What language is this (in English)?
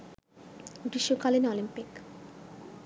Bangla